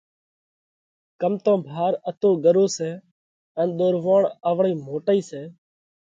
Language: Parkari Koli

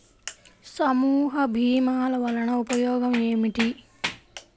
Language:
Telugu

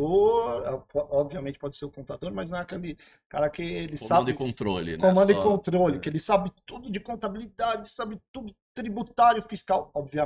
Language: Portuguese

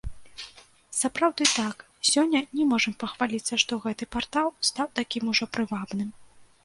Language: Belarusian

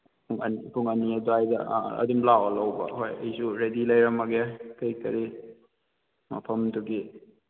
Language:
Manipuri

